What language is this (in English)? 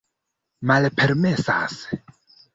Esperanto